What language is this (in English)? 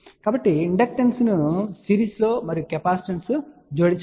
Telugu